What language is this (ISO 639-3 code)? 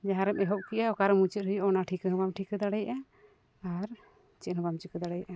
sat